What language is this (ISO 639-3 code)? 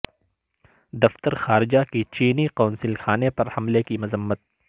urd